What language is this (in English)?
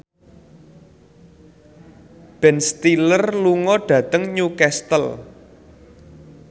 Javanese